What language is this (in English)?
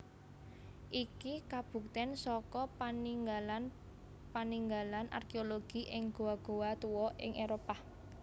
Javanese